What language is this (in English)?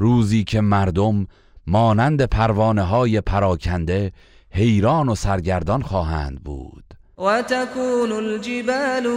Persian